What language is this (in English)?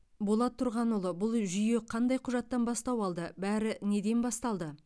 Kazakh